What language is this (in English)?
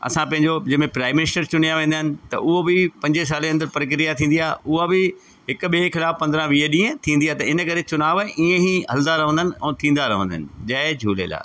Sindhi